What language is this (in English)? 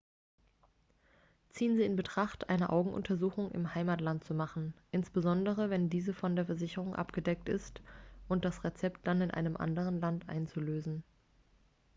German